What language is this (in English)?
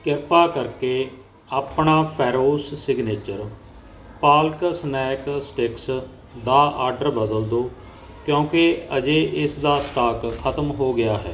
Punjabi